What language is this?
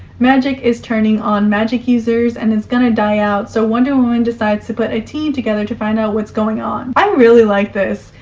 English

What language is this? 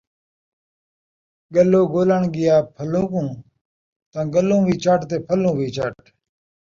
Saraiki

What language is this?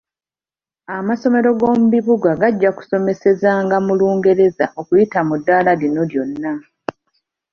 Ganda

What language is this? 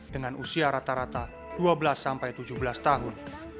Indonesian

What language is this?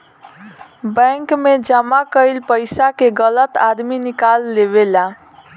Bhojpuri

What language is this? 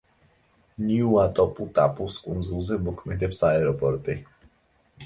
Georgian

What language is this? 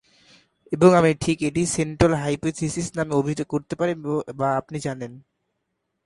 Bangla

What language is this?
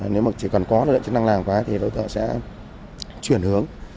Vietnamese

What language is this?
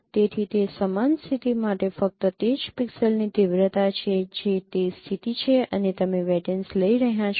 Gujarati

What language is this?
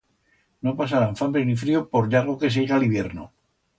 Aragonese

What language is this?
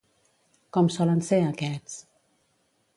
Catalan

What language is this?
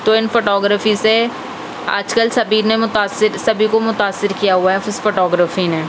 Urdu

